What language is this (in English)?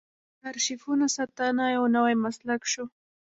Pashto